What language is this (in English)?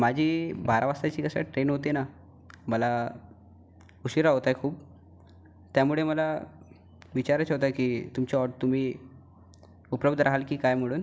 Marathi